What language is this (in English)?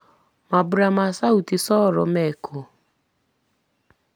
Kikuyu